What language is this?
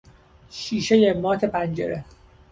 Persian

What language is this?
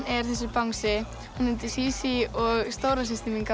Icelandic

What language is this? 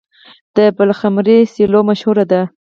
Pashto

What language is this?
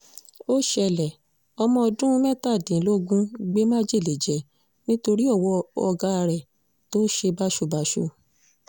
Yoruba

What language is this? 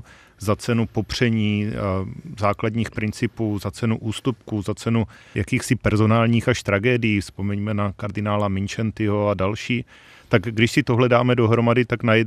Czech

